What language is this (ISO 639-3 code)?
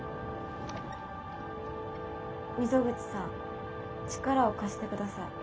jpn